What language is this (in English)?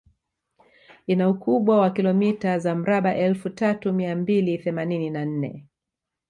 Swahili